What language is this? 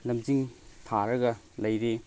Manipuri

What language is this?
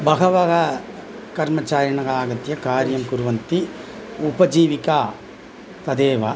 Sanskrit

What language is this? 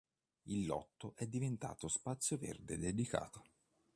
Italian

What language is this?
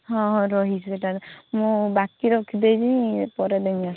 Odia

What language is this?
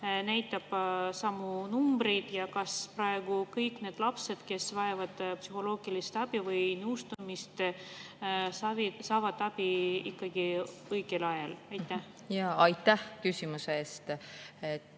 Estonian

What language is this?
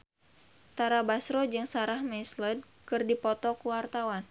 Sundanese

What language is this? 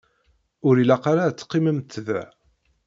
Kabyle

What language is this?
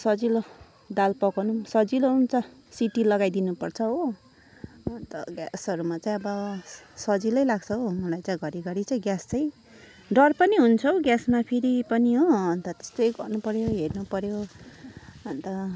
Nepali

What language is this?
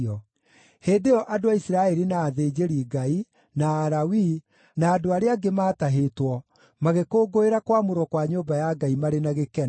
Kikuyu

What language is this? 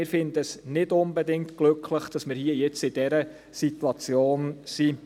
Swiss German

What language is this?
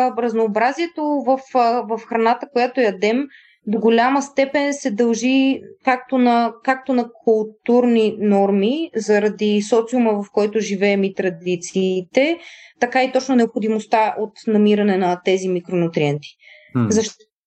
Bulgarian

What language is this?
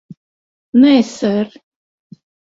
Latvian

